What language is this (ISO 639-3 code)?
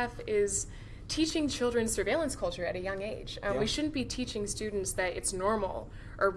eng